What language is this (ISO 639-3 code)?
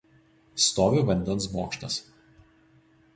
lit